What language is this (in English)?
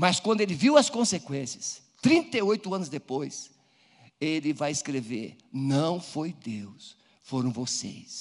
Portuguese